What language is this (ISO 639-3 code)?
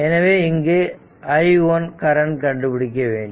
tam